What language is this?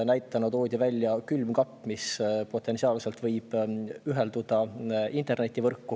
Estonian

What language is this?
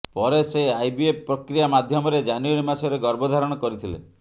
Odia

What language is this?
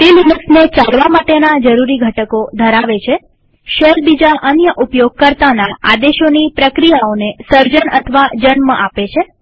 Gujarati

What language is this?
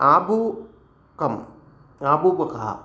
Sanskrit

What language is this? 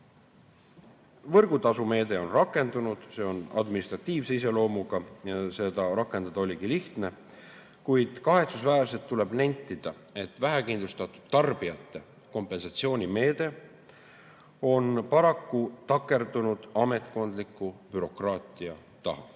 Estonian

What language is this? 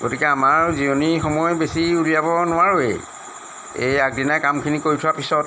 Assamese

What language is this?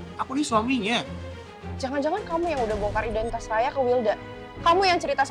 Indonesian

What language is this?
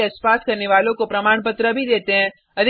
Hindi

